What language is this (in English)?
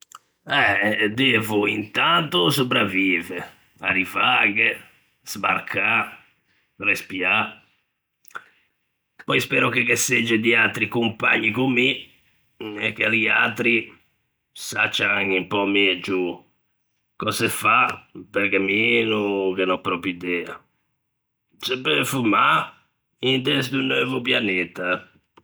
Ligurian